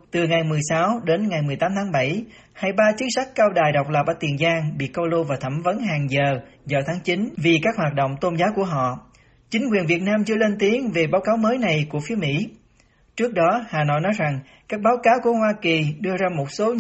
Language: Vietnamese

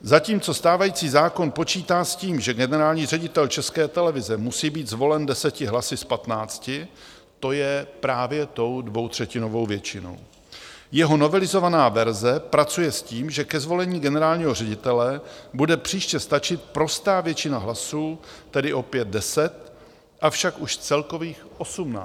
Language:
Czech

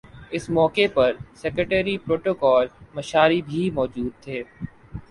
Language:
Urdu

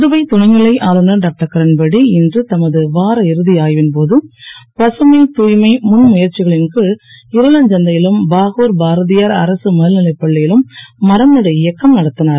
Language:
Tamil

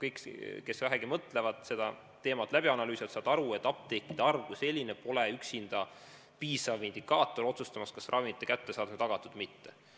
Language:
Estonian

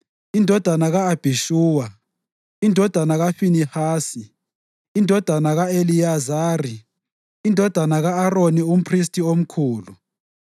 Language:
North Ndebele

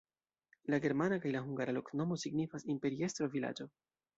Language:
Esperanto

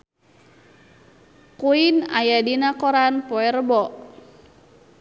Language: Sundanese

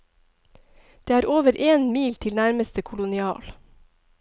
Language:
Norwegian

